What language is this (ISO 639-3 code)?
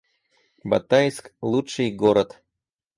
rus